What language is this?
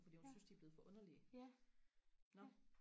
Danish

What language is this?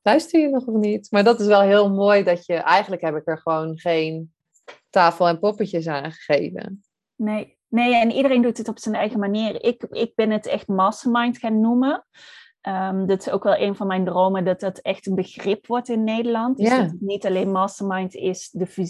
Dutch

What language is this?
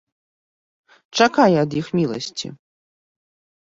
Belarusian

